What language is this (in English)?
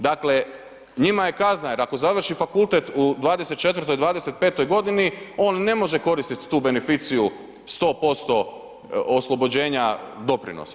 Croatian